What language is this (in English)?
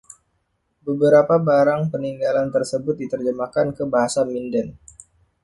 Indonesian